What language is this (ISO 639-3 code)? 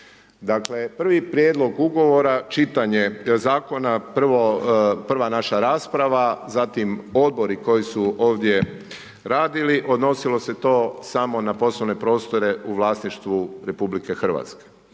hrv